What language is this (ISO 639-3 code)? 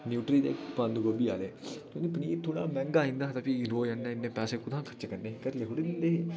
doi